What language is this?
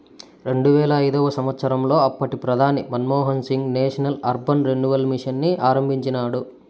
Telugu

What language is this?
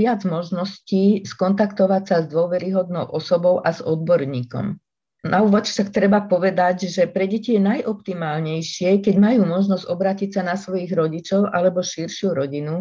Slovak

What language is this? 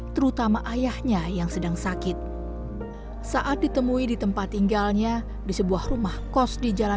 Indonesian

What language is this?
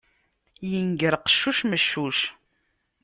Kabyle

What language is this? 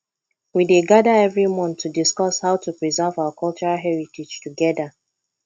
Nigerian Pidgin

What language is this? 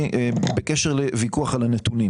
Hebrew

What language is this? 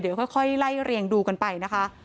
Thai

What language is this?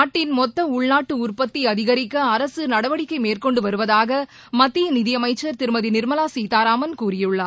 Tamil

